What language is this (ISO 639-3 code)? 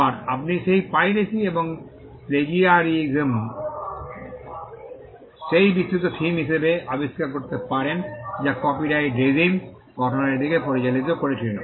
ben